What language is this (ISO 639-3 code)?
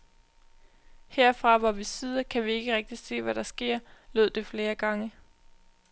dan